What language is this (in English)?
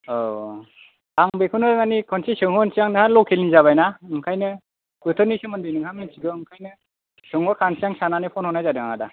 Bodo